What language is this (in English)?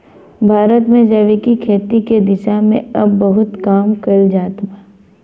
Bhojpuri